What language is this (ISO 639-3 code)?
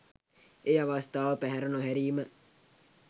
sin